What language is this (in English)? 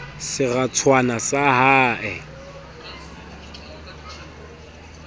Southern Sotho